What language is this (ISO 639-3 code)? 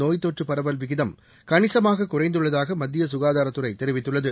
tam